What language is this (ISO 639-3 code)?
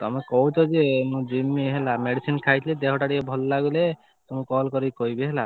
ori